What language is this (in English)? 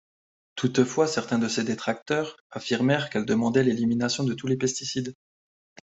French